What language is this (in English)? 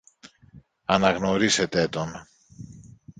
Greek